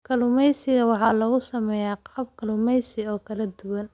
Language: Somali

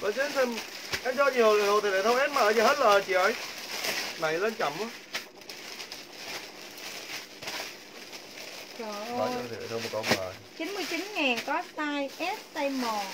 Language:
Vietnamese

